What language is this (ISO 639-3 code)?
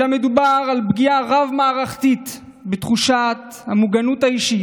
heb